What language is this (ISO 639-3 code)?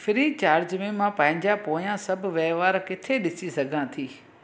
snd